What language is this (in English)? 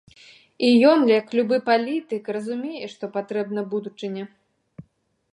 Belarusian